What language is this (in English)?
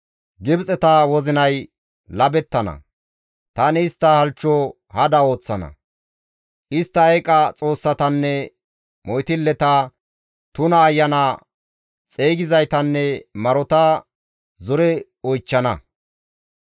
Gamo